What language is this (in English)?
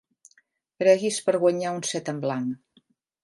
Catalan